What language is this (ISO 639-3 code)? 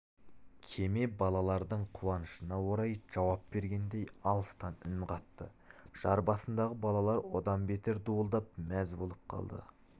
kaz